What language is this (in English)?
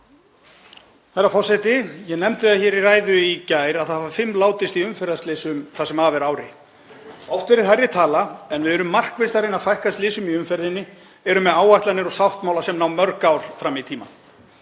Icelandic